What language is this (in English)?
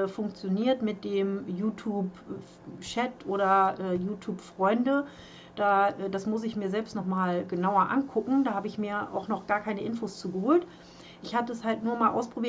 German